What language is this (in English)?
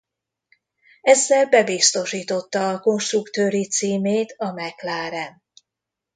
Hungarian